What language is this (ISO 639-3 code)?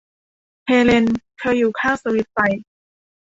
tha